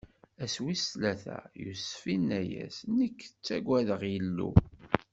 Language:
Kabyle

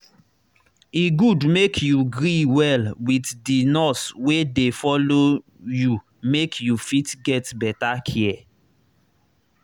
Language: Nigerian Pidgin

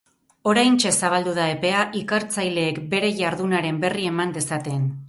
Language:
Basque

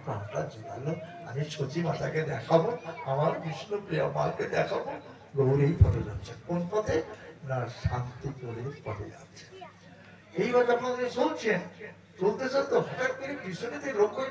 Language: Korean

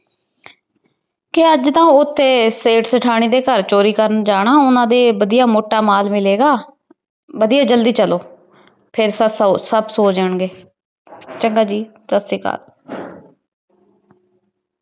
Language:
Punjabi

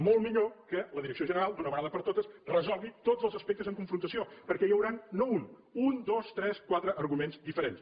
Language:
Catalan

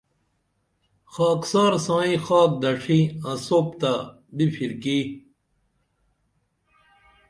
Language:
Dameli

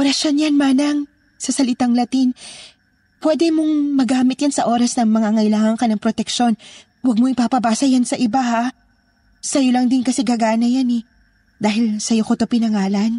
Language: Filipino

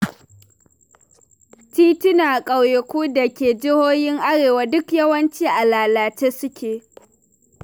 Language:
Hausa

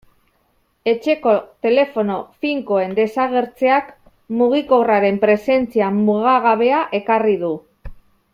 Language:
Basque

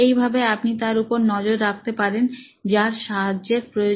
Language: Bangla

